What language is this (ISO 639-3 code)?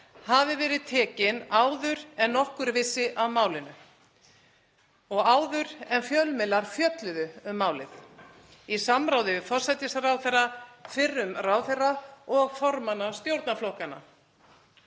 isl